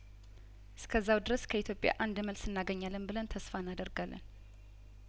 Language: Amharic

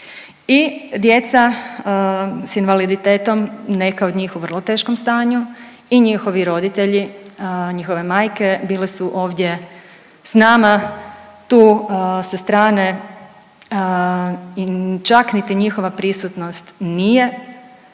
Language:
Croatian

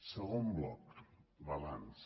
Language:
Catalan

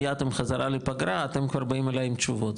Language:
Hebrew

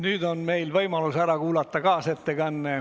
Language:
Estonian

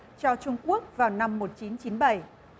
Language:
Vietnamese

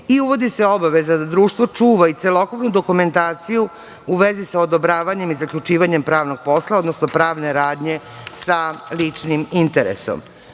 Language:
Serbian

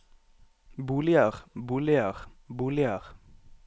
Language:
Norwegian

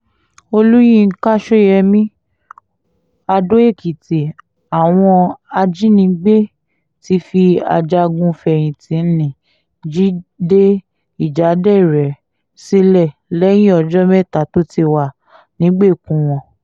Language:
Yoruba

